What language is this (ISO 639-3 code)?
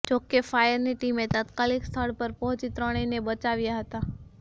guj